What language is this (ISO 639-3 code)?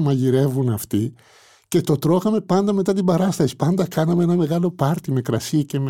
ell